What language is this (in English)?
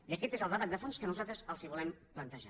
Catalan